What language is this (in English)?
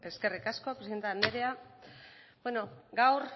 Basque